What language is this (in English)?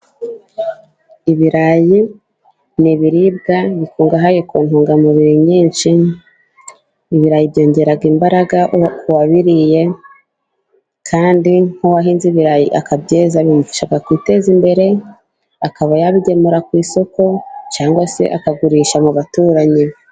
Kinyarwanda